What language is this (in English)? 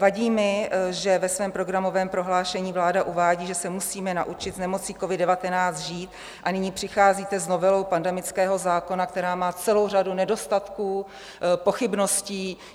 Czech